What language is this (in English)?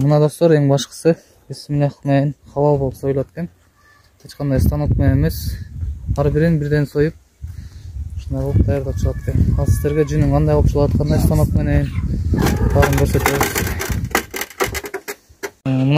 Turkish